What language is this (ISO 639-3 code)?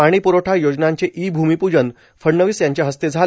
mar